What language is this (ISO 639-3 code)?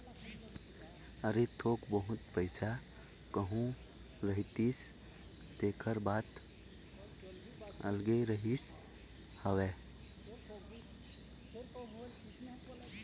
hne